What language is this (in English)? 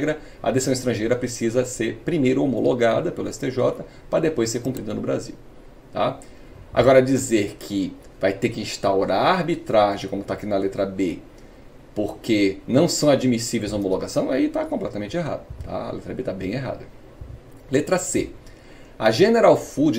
Portuguese